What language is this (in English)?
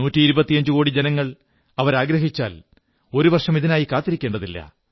Malayalam